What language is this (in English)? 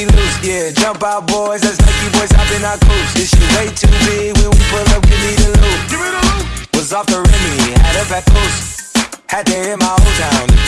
English